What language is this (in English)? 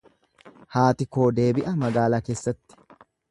Oromo